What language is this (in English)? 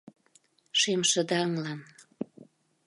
Mari